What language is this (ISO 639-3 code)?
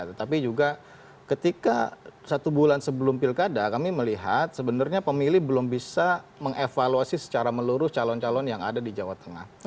ind